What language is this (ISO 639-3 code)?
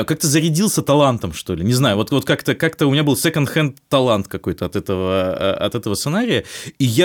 rus